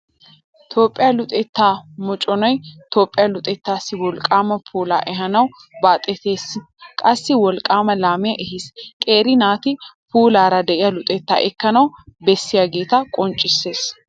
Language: Wolaytta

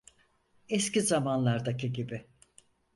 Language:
Turkish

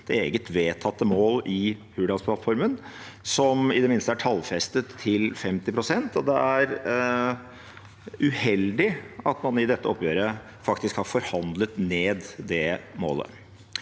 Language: Norwegian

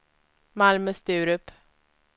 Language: Swedish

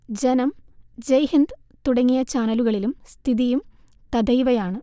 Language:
Malayalam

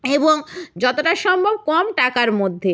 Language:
Bangla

